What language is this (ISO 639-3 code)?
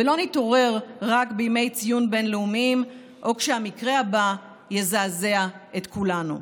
heb